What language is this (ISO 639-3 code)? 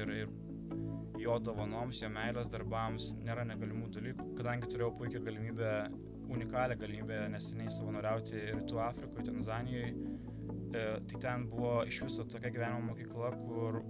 lit